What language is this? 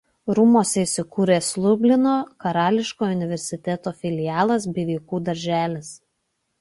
Lithuanian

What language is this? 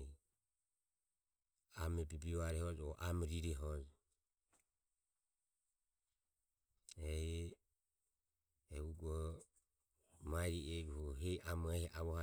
Ömie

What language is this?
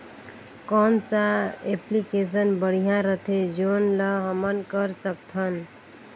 Chhattisgarhi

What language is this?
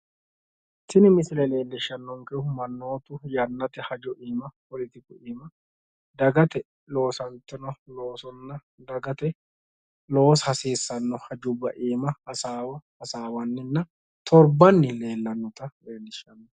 Sidamo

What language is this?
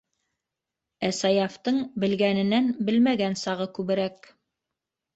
Bashkir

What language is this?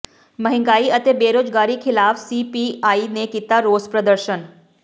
Punjabi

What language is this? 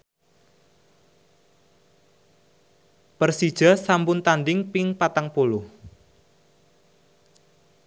Javanese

